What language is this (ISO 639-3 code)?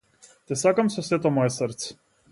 mkd